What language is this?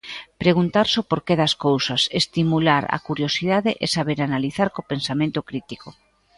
Galician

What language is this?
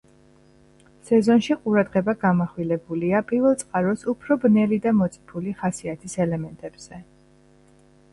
Georgian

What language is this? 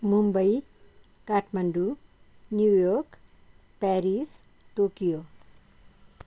Nepali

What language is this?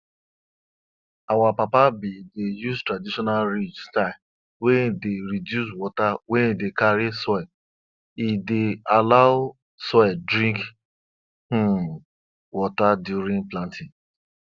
Nigerian Pidgin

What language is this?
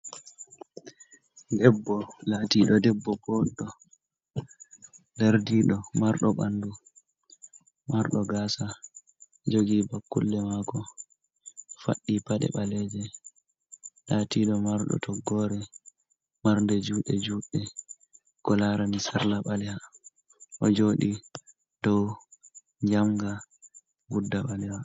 Fula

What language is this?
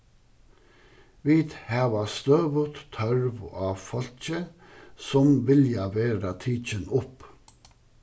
Faroese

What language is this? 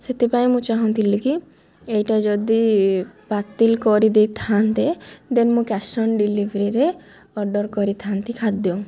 Odia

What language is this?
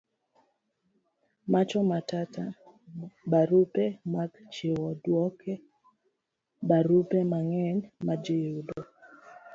Luo (Kenya and Tanzania)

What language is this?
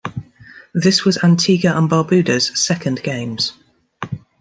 English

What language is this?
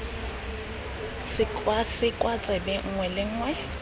Tswana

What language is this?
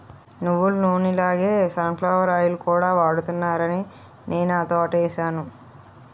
Telugu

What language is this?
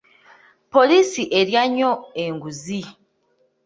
Ganda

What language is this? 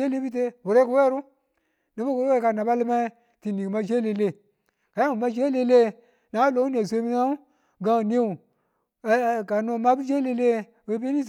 Tula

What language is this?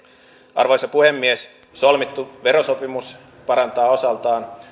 Finnish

